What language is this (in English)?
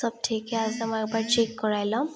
Assamese